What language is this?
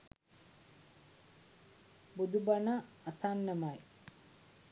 Sinhala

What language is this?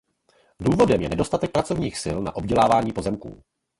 Czech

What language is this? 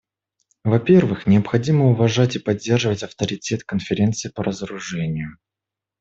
Russian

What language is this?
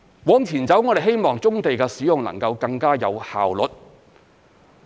Cantonese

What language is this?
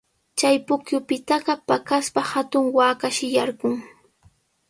Sihuas Ancash Quechua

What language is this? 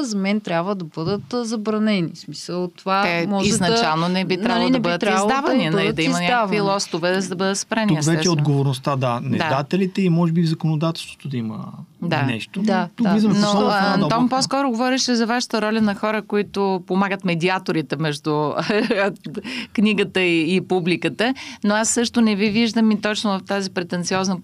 Bulgarian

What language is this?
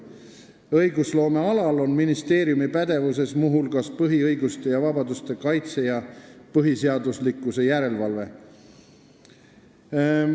Estonian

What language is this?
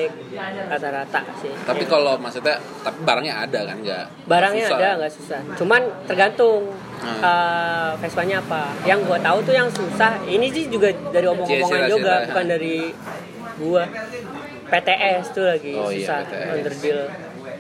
Indonesian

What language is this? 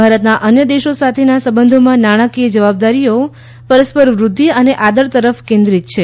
Gujarati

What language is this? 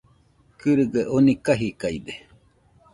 Nüpode Huitoto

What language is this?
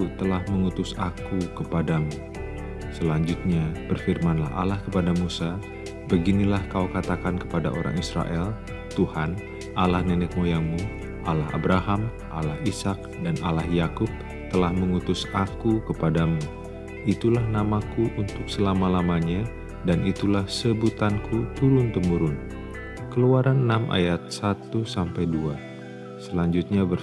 Indonesian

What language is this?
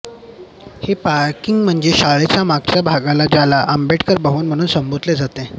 Marathi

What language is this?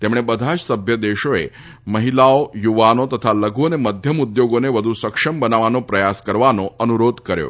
Gujarati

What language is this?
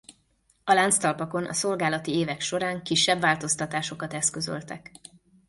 Hungarian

